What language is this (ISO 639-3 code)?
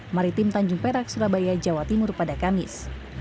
ind